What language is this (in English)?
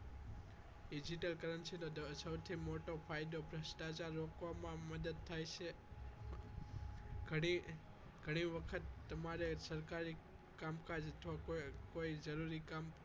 Gujarati